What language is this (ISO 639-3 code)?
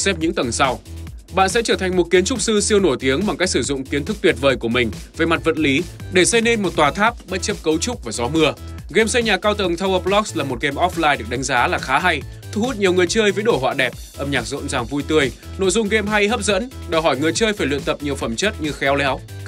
vie